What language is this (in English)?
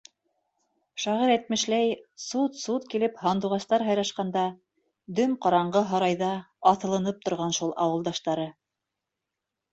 Bashkir